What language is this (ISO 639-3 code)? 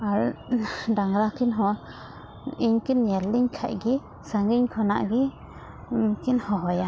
sat